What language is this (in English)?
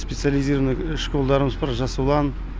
Kazakh